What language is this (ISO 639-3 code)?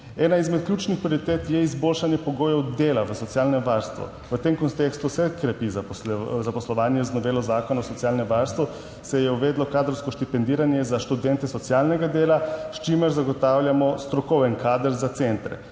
slv